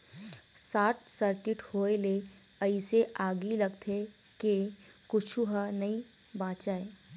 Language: Chhattisgarhi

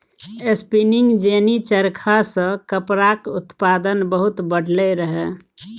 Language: Maithili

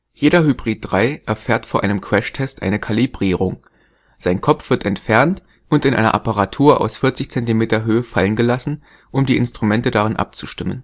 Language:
German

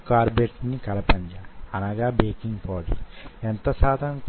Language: Telugu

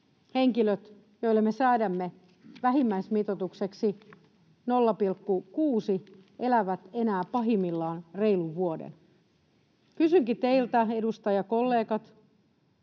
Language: Finnish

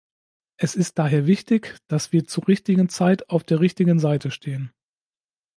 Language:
German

